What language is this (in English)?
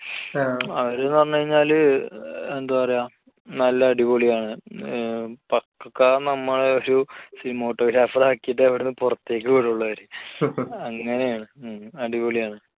Malayalam